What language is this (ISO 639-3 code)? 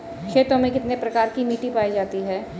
hin